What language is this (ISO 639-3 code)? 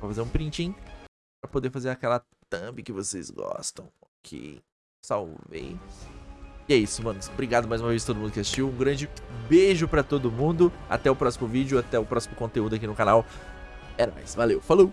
por